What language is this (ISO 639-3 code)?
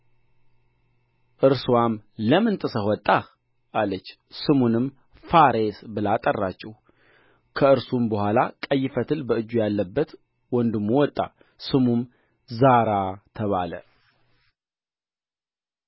amh